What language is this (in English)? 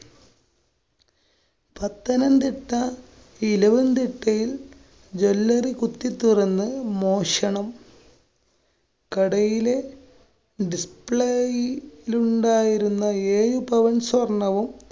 Malayalam